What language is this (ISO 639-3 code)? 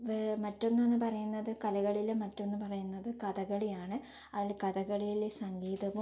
mal